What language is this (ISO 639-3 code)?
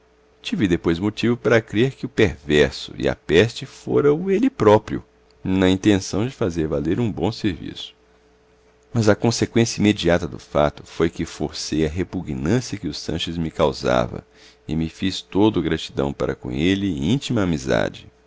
por